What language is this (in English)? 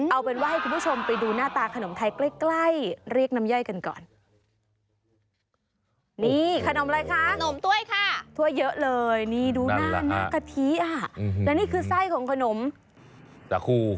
Thai